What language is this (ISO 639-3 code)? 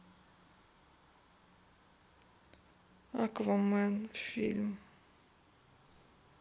rus